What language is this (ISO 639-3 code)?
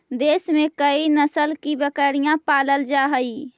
mag